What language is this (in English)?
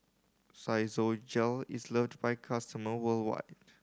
English